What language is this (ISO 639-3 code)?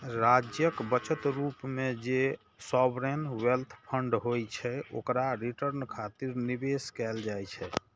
mai